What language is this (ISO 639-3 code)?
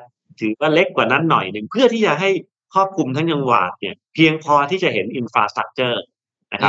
tha